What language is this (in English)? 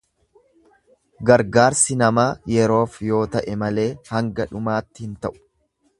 Oromo